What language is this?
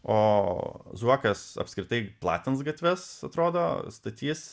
Lithuanian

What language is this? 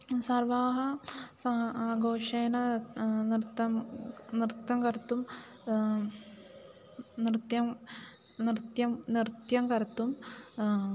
Sanskrit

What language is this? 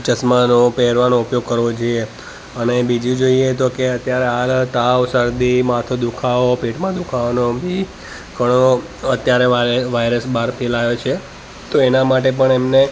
Gujarati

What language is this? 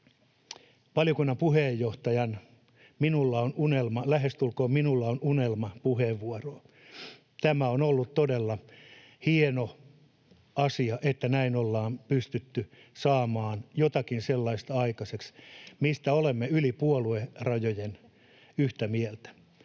Finnish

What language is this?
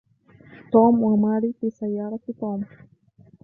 Arabic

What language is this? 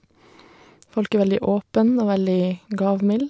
Norwegian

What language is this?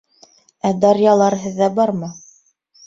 Bashkir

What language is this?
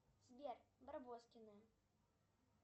Russian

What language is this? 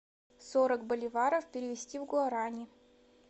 Russian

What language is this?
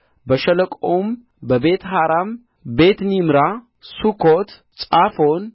Amharic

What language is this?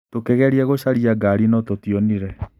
Kikuyu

